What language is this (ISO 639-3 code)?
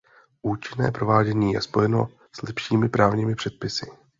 ces